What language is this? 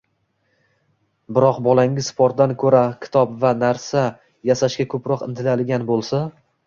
Uzbek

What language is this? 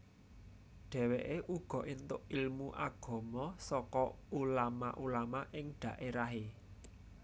Javanese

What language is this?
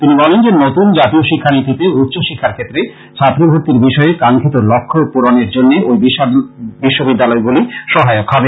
Bangla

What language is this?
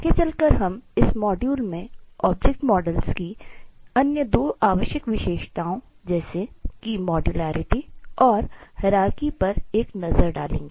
Hindi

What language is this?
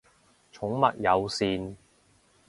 Cantonese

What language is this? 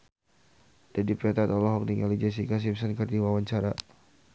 Sundanese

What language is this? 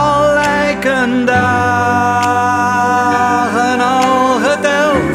Dutch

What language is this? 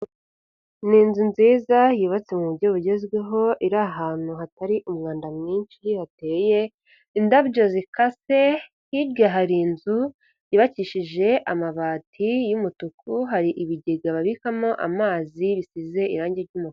Kinyarwanda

